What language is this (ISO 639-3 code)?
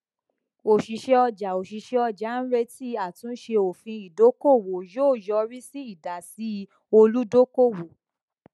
yor